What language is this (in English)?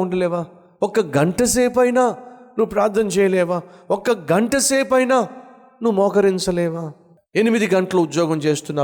Telugu